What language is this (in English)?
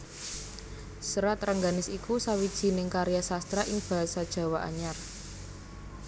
Javanese